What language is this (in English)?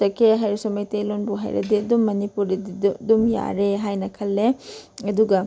Manipuri